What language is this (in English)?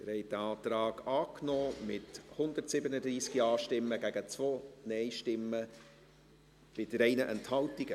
Swiss German